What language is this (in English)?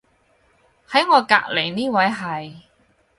Cantonese